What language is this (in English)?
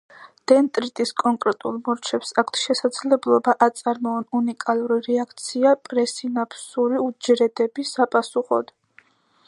Georgian